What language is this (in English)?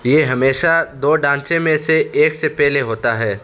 Urdu